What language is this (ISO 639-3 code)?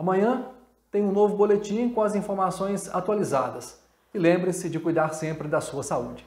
por